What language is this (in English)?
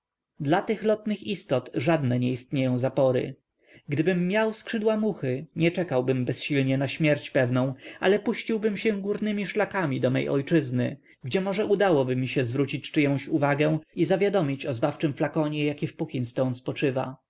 Polish